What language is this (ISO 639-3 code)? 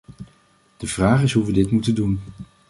nld